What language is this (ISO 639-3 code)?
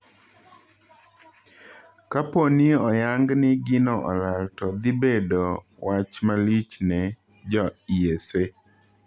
luo